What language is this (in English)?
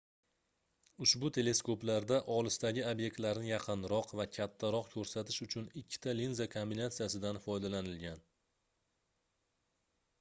Uzbek